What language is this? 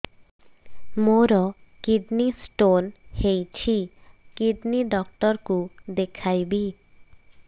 Odia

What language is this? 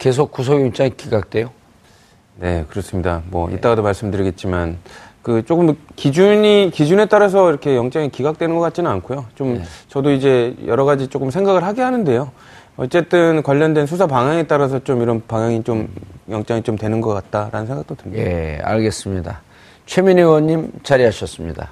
Korean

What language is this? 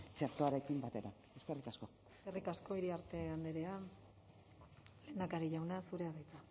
Basque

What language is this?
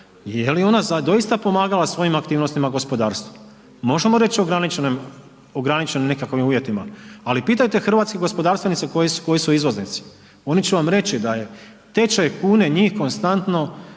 Croatian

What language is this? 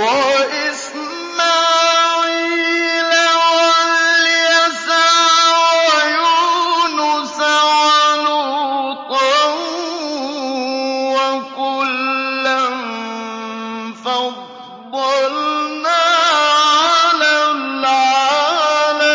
Arabic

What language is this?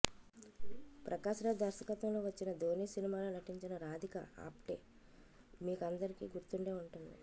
Telugu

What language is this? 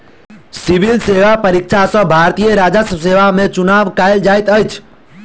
Maithili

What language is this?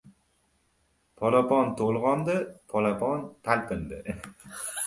Uzbek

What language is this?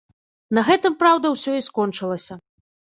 Belarusian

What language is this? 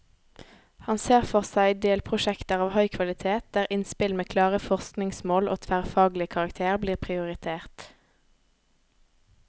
Norwegian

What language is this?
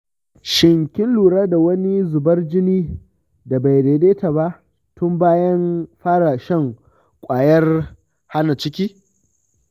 Hausa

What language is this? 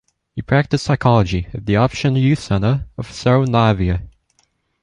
English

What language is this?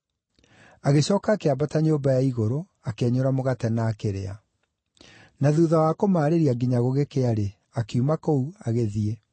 Kikuyu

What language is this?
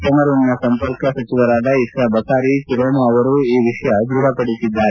Kannada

